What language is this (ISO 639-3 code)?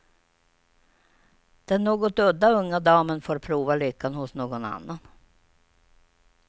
swe